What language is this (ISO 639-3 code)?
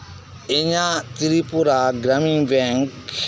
sat